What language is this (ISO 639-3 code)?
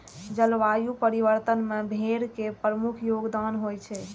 mai